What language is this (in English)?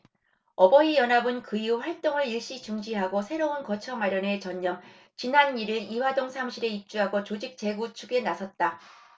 Korean